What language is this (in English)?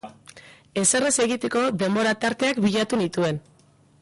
Basque